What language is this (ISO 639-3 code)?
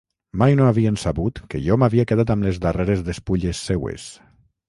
cat